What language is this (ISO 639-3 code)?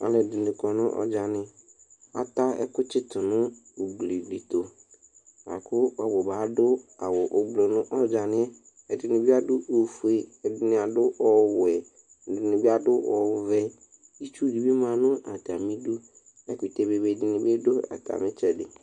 kpo